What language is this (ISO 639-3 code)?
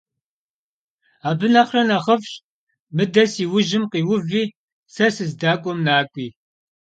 kbd